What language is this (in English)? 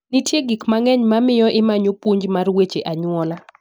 Luo (Kenya and Tanzania)